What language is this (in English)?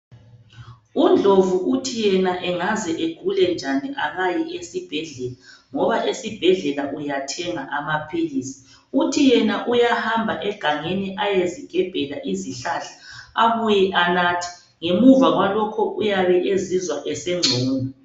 North Ndebele